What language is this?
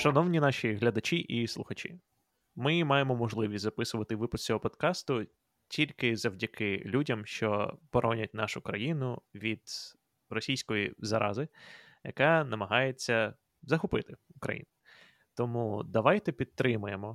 Ukrainian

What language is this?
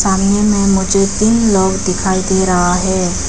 Hindi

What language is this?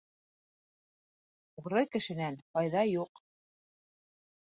Bashkir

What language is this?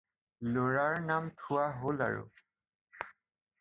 Assamese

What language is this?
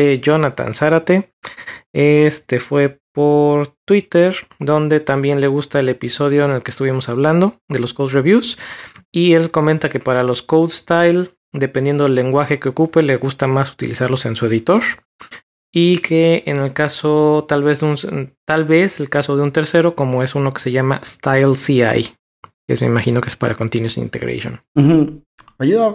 Spanish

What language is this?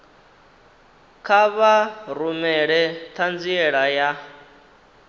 Venda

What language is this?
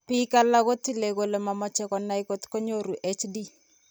Kalenjin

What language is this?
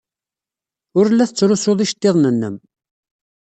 Kabyle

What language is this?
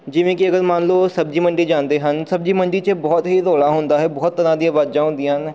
Punjabi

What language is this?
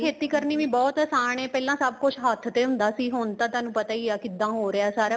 Punjabi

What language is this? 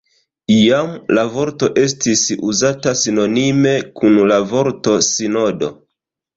Esperanto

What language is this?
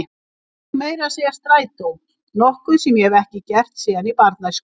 Icelandic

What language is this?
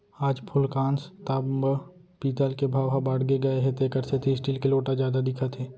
Chhattisgarhi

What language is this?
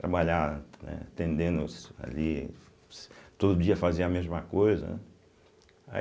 Portuguese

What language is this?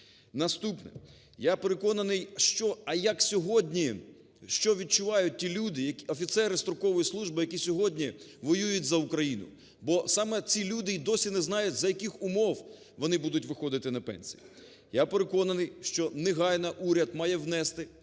Ukrainian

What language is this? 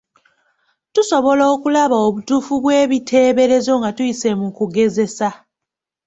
Ganda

